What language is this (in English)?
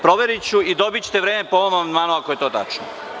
Serbian